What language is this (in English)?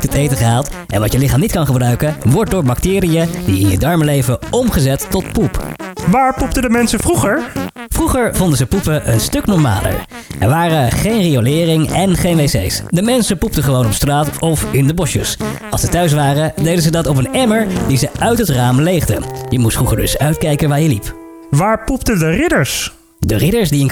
Dutch